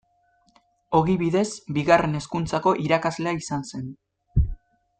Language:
Basque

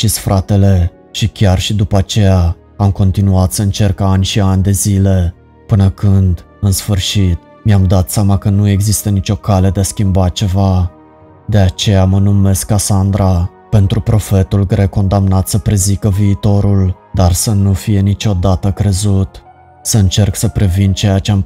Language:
Romanian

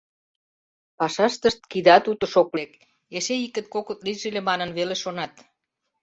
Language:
Mari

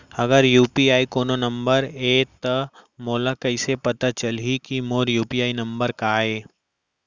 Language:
Chhattisgarhi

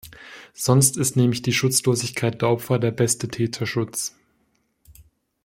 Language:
German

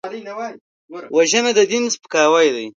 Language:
Pashto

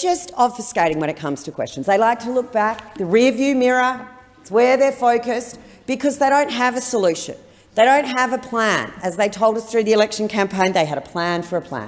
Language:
English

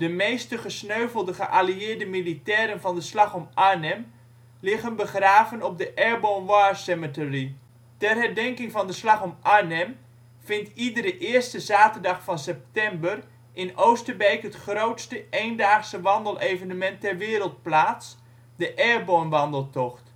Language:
Dutch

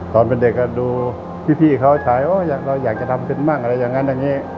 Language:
Thai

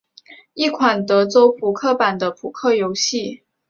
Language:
Chinese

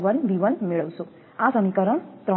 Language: Gujarati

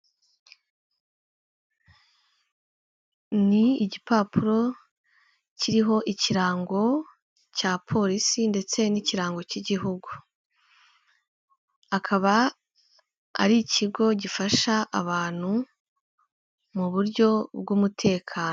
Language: Kinyarwanda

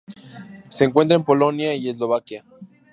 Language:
Spanish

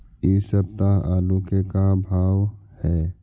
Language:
Magahi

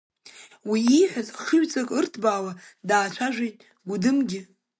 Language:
Abkhazian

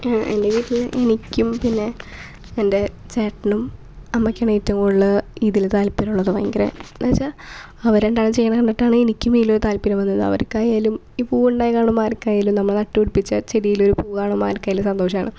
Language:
Malayalam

